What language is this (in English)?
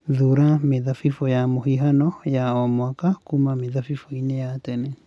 Kikuyu